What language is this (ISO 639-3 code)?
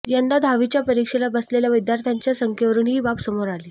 mar